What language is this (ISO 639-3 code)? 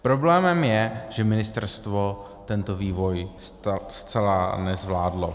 ces